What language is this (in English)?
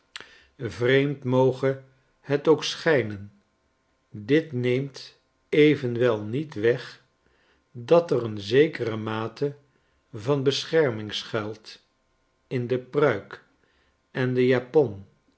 Dutch